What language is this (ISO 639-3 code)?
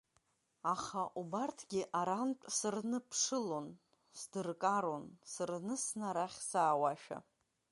abk